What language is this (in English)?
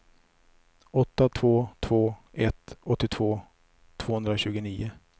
Swedish